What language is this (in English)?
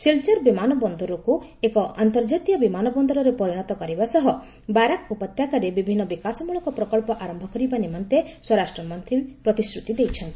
Odia